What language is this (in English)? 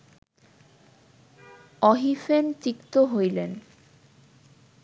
Bangla